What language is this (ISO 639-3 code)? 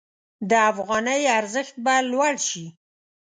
pus